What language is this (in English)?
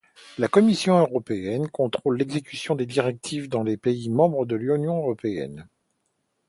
French